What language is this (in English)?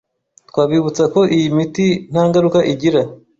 Kinyarwanda